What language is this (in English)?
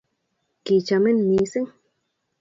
Kalenjin